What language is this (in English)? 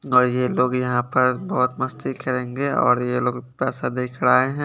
Hindi